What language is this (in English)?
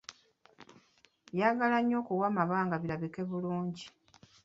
Ganda